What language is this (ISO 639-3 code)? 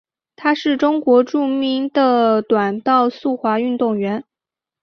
zho